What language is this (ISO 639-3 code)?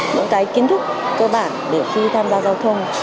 vie